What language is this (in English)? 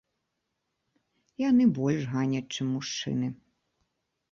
Belarusian